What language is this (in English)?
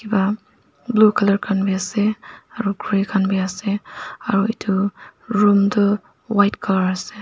Naga Pidgin